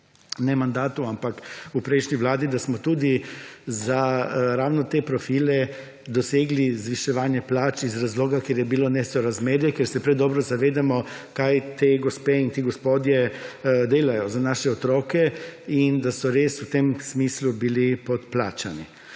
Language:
Slovenian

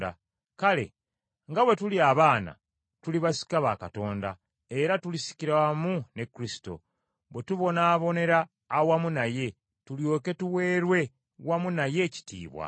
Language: Ganda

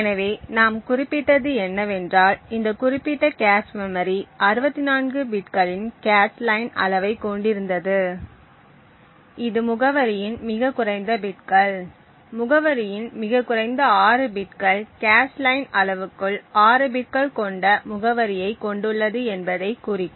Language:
Tamil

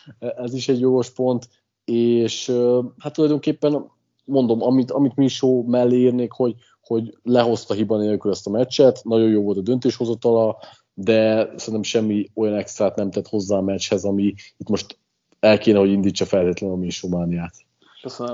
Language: Hungarian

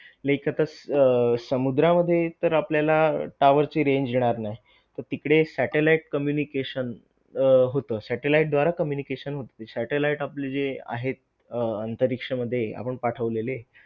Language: Marathi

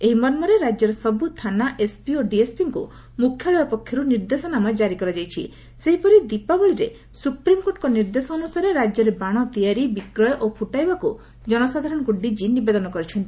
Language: Odia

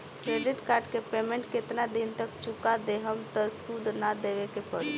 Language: Bhojpuri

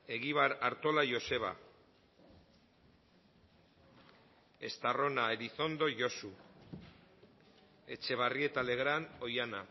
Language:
Basque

